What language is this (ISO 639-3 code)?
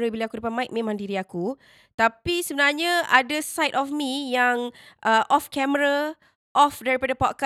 msa